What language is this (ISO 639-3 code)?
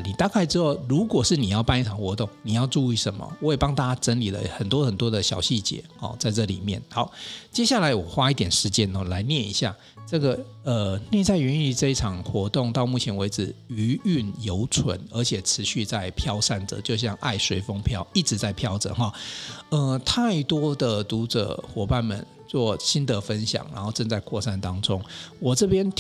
zho